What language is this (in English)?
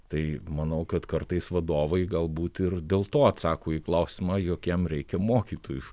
Lithuanian